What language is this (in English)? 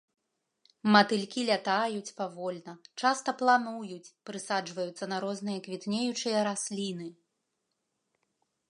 Belarusian